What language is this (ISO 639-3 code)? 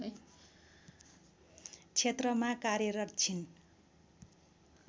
nep